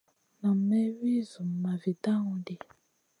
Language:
Masana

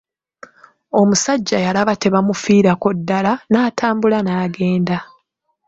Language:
Ganda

